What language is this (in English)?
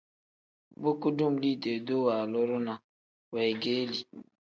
Tem